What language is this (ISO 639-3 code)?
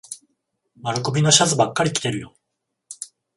jpn